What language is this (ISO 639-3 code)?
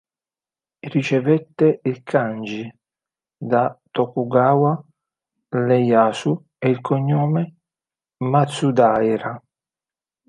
ita